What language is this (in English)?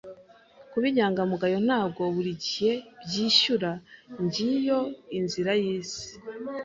Kinyarwanda